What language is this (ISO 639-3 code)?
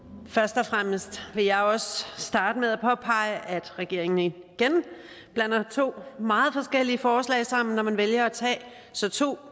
dan